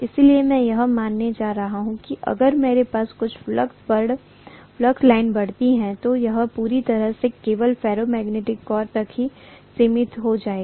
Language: Hindi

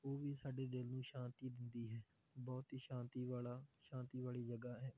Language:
Punjabi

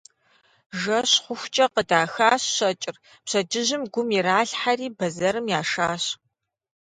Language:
Kabardian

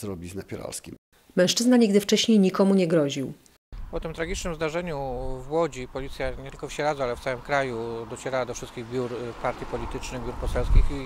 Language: Polish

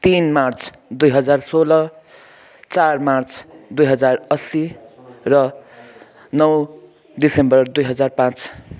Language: Nepali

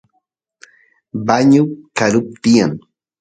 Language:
Santiago del Estero Quichua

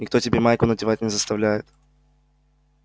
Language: Russian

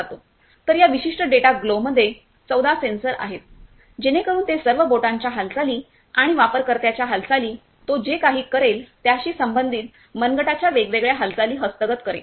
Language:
Marathi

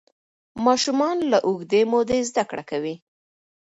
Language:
Pashto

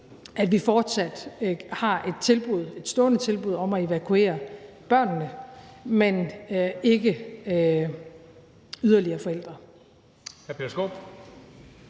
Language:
Danish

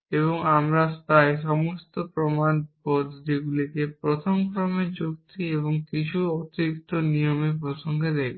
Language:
Bangla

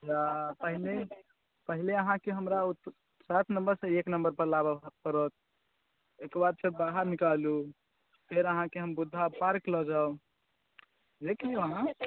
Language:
Maithili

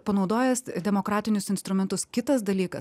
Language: Lithuanian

